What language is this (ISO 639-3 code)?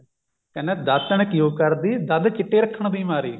pan